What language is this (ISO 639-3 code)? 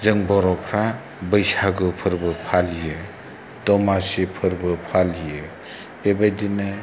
brx